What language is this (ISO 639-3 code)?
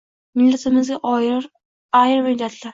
uzb